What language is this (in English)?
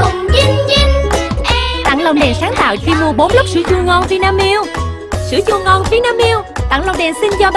Vietnamese